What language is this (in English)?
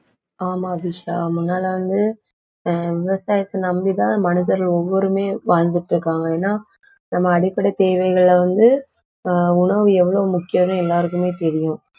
Tamil